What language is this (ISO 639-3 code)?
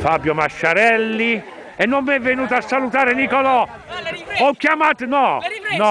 ita